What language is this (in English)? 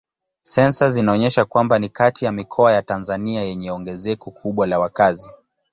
Swahili